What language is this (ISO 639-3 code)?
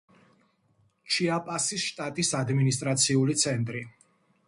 kat